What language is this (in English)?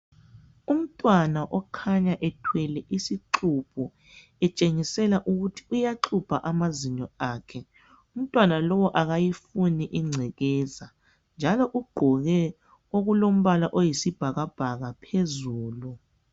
North Ndebele